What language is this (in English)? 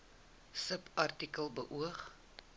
Afrikaans